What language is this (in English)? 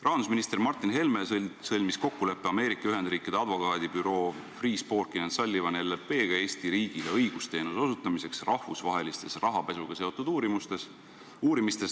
Estonian